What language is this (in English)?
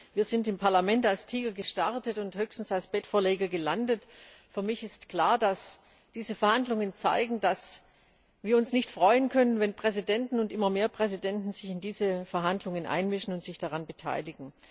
German